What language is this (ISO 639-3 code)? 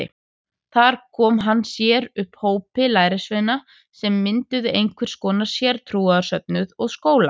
isl